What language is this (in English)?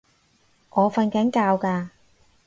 Cantonese